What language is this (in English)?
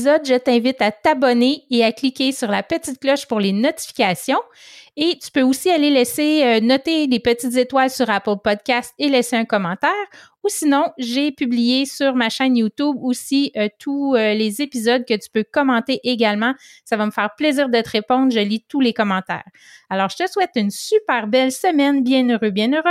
French